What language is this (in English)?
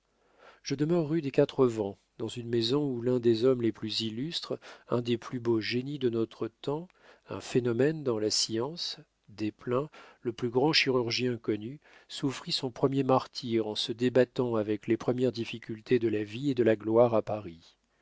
French